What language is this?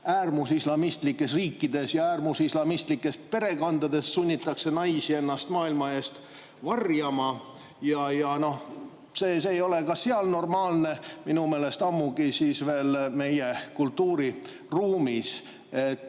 Estonian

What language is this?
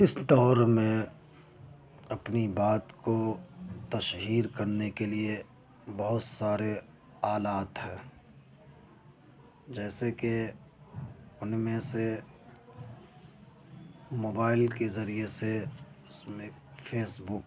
Urdu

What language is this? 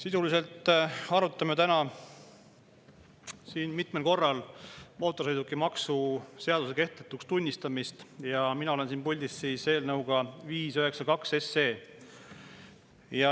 Estonian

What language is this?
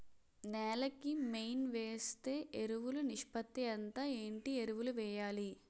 Telugu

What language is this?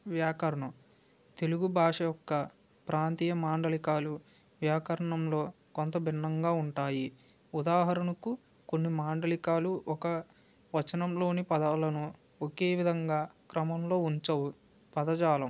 Telugu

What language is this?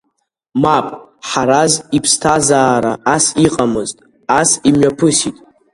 Abkhazian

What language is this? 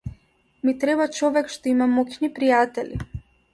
Macedonian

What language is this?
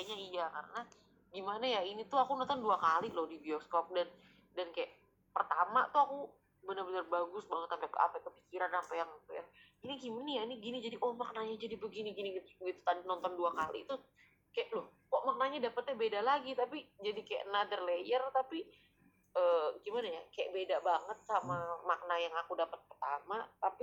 Indonesian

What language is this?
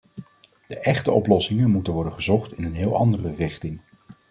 Dutch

